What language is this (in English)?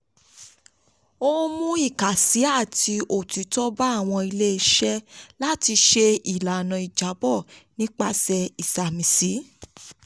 Yoruba